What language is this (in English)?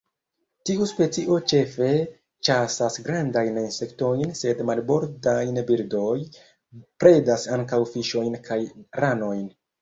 Esperanto